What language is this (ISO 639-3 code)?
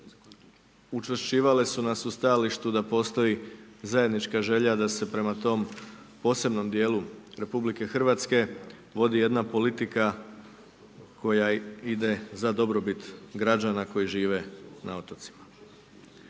hrv